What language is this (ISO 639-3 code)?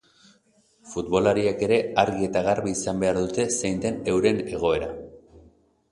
eus